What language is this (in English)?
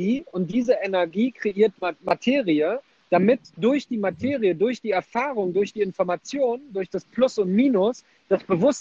German